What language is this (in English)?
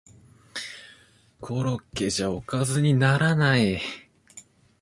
Japanese